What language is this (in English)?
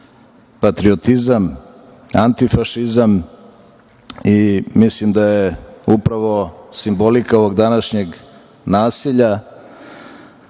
Serbian